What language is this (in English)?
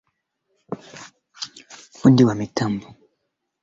Swahili